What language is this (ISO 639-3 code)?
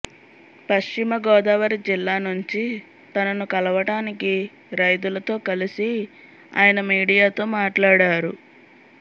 tel